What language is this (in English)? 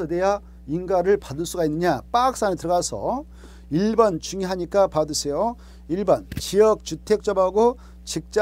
Korean